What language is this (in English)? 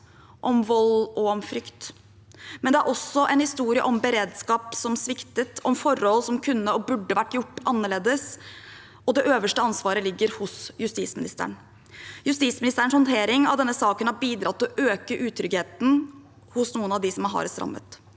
Norwegian